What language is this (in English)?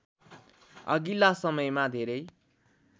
Nepali